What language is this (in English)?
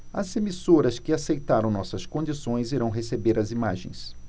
Portuguese